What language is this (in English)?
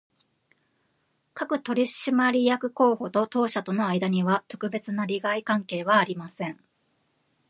Japanese